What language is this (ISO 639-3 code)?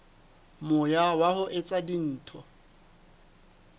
sot